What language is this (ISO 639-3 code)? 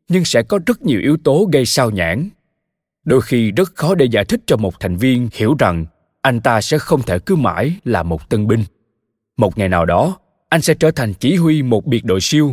vie